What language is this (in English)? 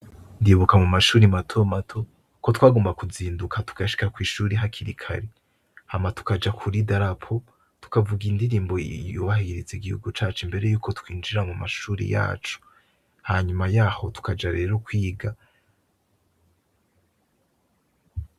Rundi